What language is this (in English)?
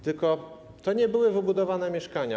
Polish